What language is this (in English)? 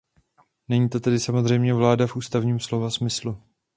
Czech